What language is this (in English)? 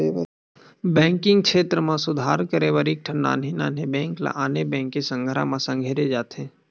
Chhattisgarhi